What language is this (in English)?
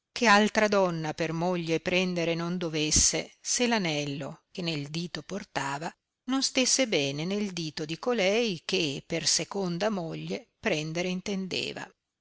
Italian